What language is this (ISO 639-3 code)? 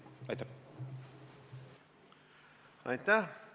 est